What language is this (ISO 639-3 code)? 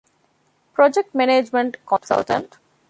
div